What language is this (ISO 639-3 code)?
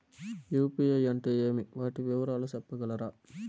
tel